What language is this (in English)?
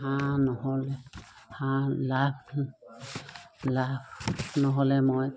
Assamese